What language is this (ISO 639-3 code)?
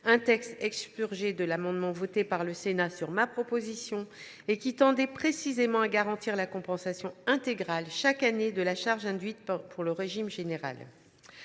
fra